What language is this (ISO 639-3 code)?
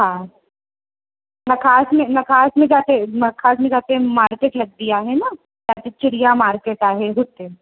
snd